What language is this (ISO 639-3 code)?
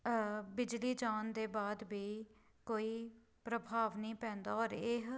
pan